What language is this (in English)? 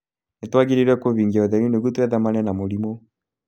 Kikuyu